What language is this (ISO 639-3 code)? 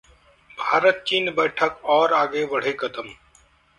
hin